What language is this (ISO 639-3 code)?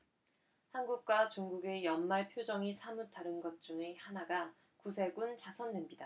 kor